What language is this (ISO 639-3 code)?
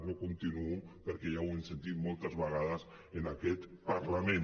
cat